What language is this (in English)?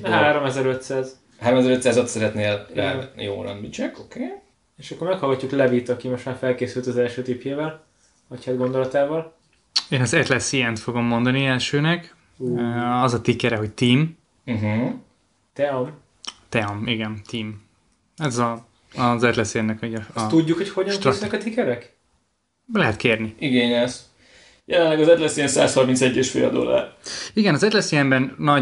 Hungarian